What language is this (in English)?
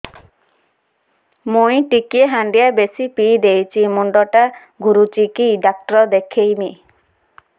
Odia